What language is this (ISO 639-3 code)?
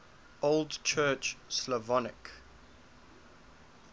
eng